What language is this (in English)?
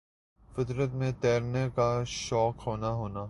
Urdu